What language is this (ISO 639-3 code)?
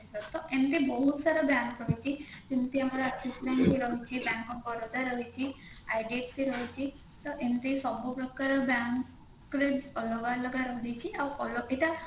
ori